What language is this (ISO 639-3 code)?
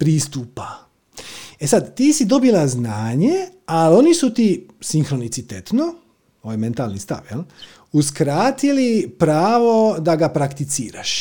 hrv